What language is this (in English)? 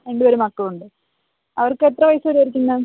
Malayalam